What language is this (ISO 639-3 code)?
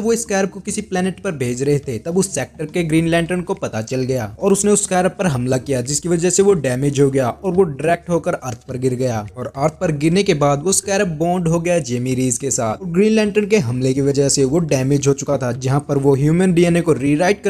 hin